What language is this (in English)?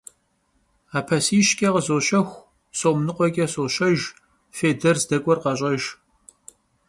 Kabardian